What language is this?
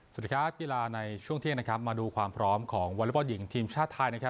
Thai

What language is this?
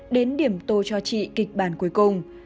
Vietnamese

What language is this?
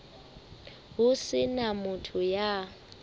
Southern Sotho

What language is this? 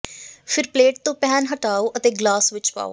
Punjabi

